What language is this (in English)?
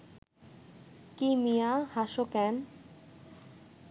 Bangla